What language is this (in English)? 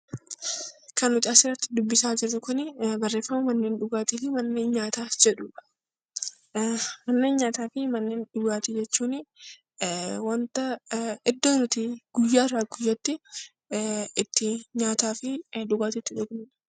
Oromo